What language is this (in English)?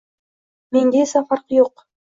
Uzbek